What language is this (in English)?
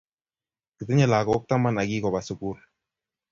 Kalenjin